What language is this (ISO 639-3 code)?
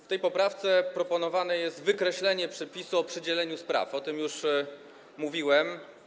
pol